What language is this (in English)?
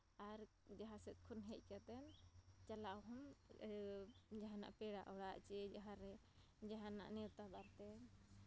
Santali